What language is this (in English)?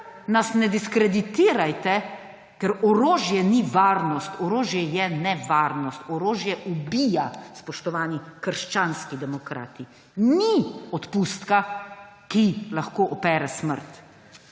Slovenian